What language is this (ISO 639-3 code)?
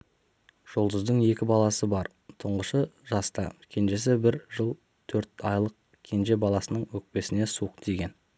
kaz